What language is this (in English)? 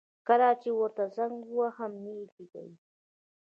Pashto